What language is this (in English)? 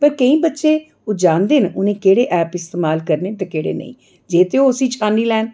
Dogri